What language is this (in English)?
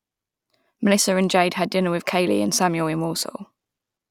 English